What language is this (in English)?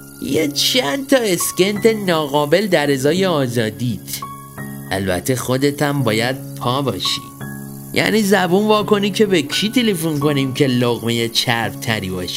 Persian